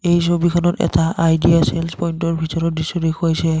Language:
Assamese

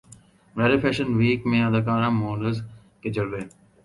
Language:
Urdu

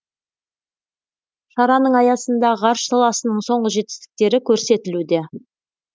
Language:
Kazakh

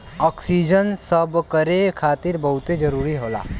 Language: Bhojpuri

